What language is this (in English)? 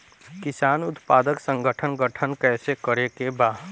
Bhojpuri